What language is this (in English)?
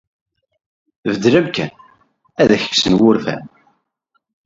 Kabyle